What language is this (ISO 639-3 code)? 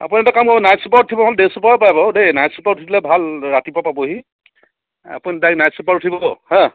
asm